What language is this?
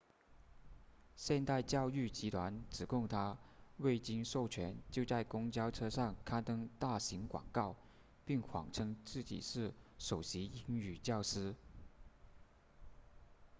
Chinese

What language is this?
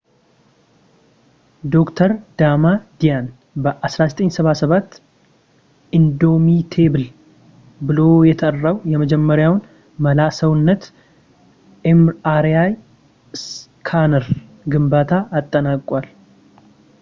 Amharic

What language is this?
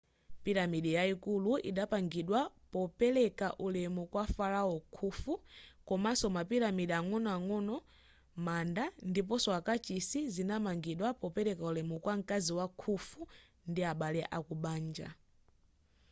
Nyanja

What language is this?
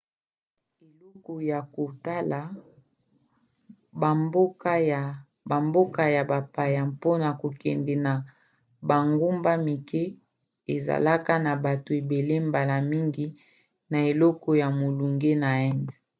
Lingala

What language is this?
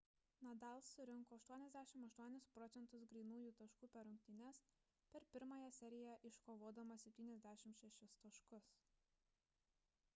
Lithuanian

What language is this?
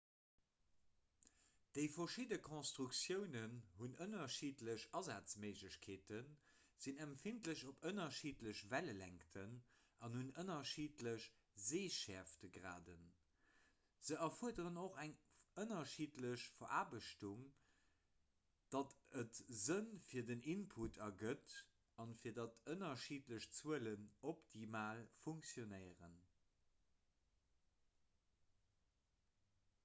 Luxembourgish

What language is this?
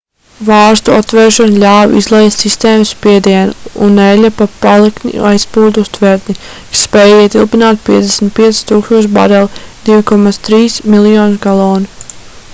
Latvian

